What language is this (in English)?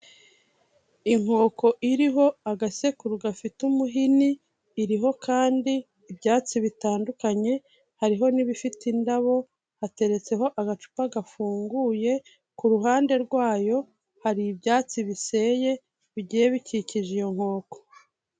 Kinyarwanda